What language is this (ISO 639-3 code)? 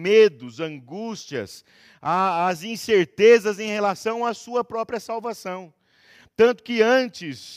por